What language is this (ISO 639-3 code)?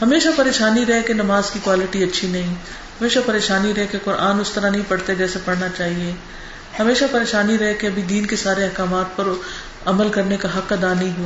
urd